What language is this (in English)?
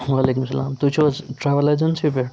Kashmiri